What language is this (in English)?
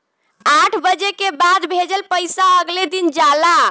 Bhojpuri